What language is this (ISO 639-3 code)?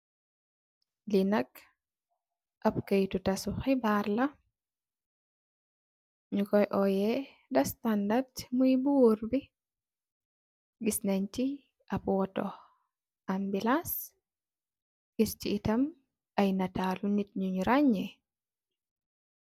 wol